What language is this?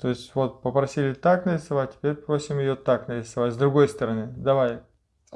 Russian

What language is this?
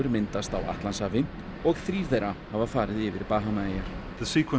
Icelandic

